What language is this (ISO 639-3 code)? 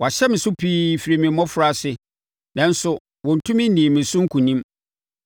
aka